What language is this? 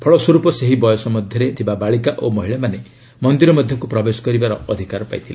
Odia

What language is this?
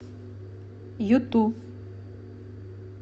Russian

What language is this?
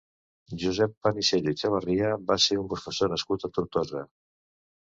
Catalan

